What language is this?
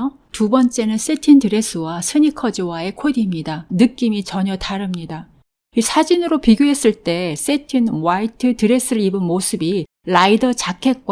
Korean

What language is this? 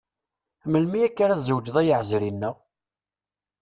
Kabyle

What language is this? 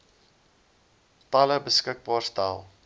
Afrikaans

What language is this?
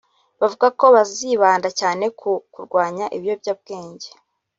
Kinyarwanda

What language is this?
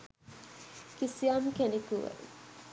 Sinhala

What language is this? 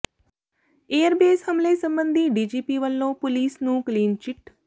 Punjabi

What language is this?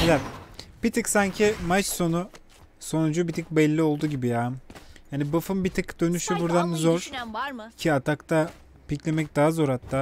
Turkish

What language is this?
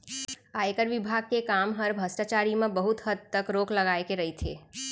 Chhattisgarhi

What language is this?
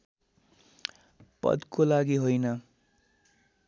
Nepali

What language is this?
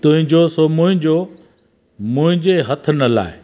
Sindhi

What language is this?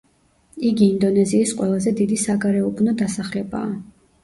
Georgian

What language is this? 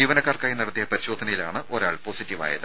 Malayalam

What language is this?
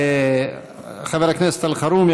Hebrew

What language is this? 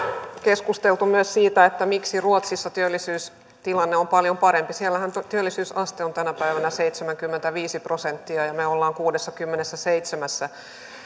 Finnish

